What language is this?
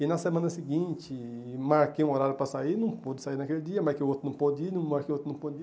Portuguese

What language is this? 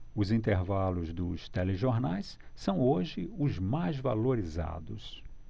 Portuguese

